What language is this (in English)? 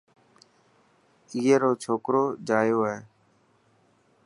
Dhatki